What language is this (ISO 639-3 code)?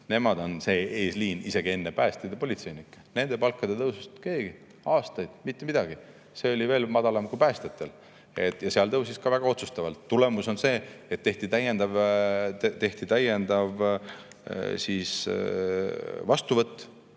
est